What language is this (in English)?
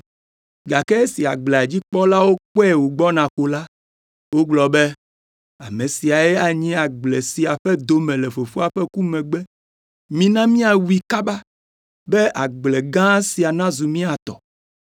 Ewe